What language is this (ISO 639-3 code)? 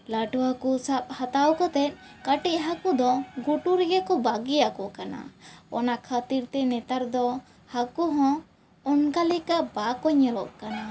sat